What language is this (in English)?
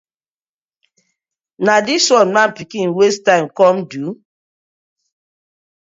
Nigerian Pidgin